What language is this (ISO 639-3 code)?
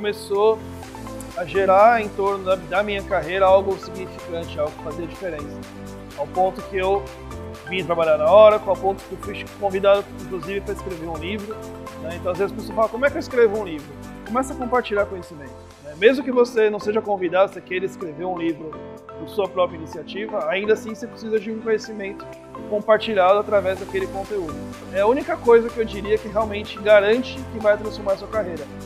por